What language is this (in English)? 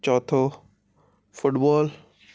Sindhi